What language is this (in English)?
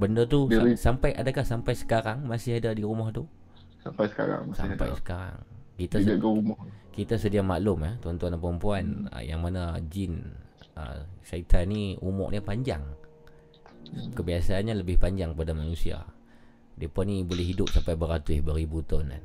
Malay